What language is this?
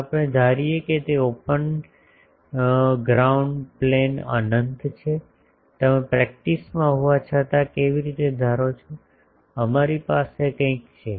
Gujarati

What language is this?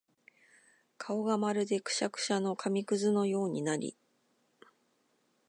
Japanese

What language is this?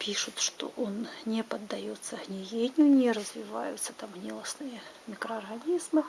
Russian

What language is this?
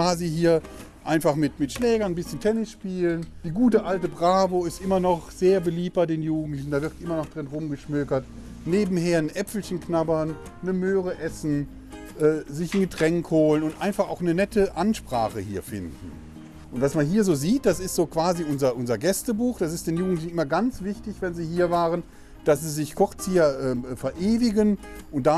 German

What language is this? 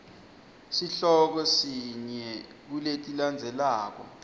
Swati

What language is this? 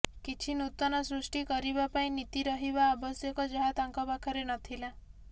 Odia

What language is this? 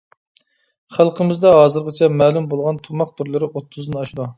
Uyghur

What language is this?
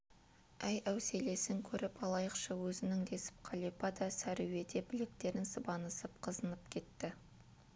Kazakh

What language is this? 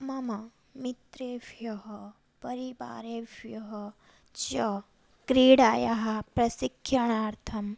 Sanskrit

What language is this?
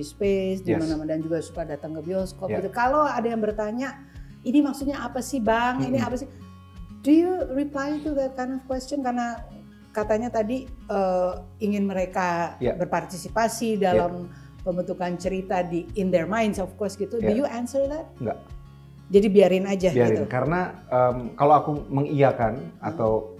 Indonesian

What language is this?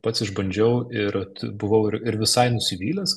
Lithuanian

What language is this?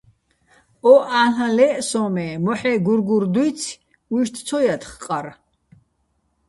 Bats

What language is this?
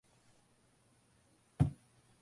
Tamil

